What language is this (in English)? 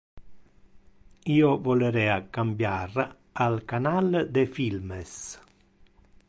Interlingua